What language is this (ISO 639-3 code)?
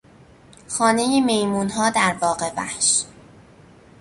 fas